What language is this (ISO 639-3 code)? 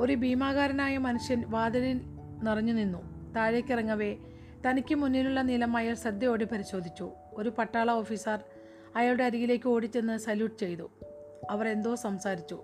mal